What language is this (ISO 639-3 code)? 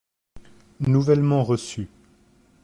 fra